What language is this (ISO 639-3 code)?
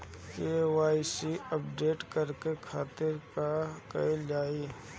bho